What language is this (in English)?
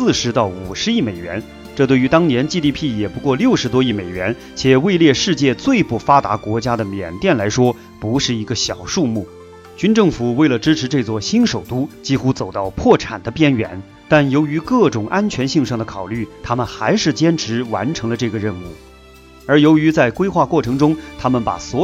Chinese